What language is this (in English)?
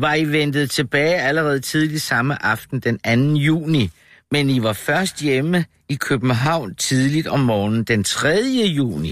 Danish